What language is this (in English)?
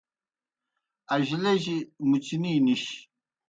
Kohistani Shina